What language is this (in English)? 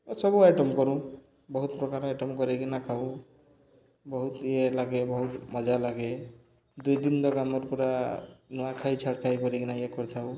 Odia